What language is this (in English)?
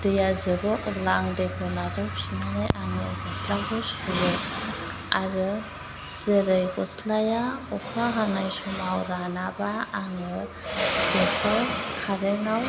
Bodo